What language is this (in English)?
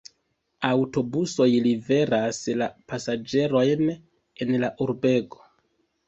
Esperanto